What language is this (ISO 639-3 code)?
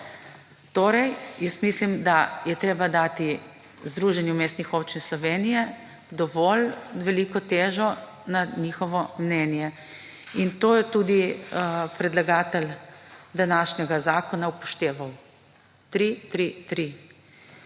slv